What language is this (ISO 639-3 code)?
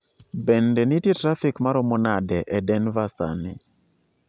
luo